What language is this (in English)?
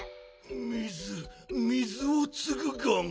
Japanese